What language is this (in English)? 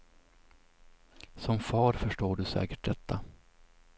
Swedish